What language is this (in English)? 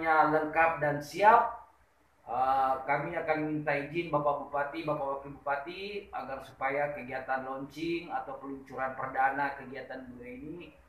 Indonesian